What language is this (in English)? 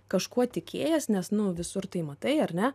Lithuanian